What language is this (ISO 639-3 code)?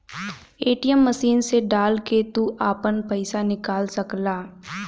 bho